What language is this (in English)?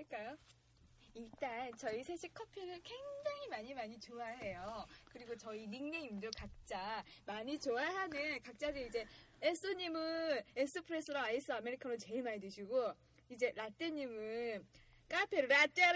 Korean